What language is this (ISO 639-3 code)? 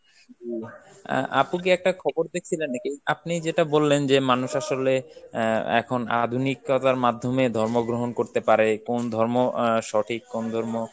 ben